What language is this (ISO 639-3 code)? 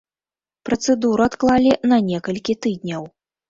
bel